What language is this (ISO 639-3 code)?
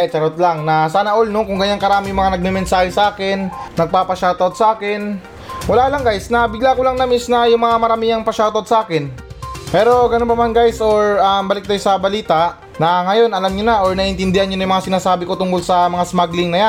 fil